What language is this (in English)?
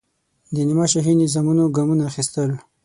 Pashto